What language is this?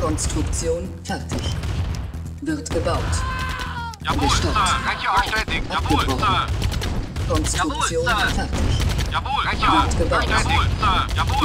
German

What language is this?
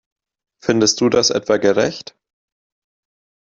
German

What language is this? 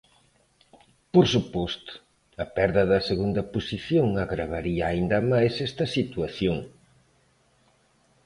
Galician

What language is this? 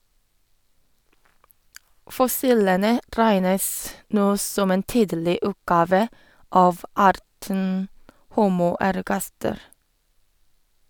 Norwegian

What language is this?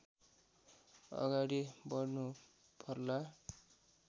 Nepali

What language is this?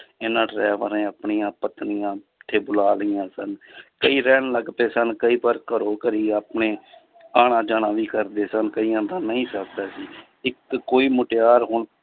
Punjabi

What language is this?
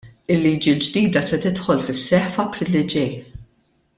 Maltese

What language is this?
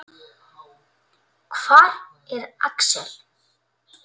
Icelandic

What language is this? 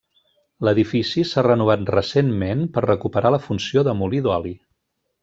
Catalan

